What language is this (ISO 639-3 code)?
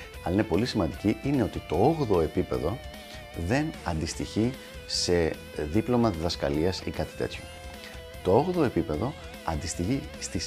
ell